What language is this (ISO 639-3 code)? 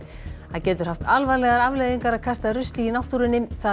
isl